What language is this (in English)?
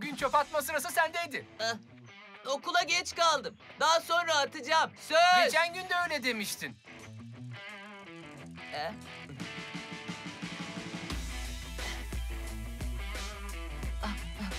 Turkish